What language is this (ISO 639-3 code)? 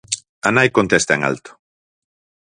glg